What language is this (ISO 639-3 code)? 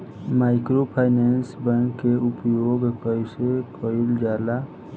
bho